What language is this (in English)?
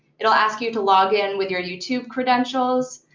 English